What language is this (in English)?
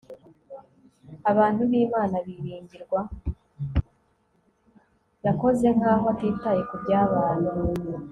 Kinyarwanda